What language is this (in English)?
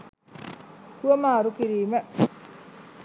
Sinhala